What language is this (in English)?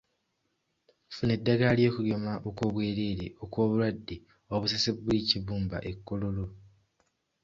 Ganda